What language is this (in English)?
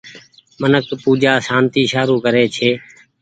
Goaria